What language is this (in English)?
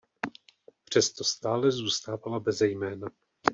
Czech